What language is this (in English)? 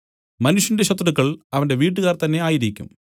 Malayalam